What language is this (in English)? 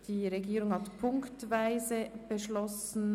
Swiss German